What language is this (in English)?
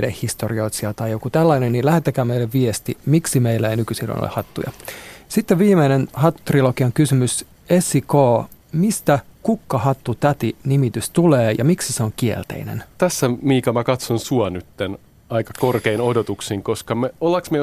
Finnish